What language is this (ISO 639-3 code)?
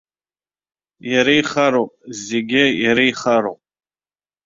abk